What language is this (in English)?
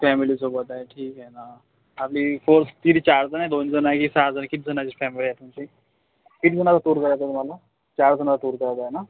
Marathi